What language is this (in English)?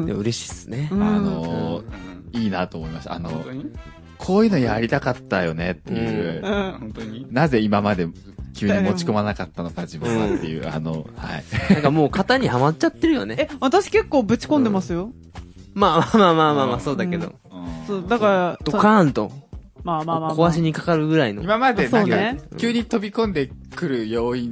Japanese